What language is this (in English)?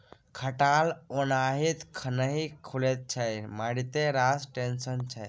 Maithili